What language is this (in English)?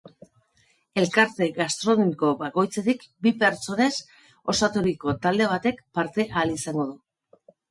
Basque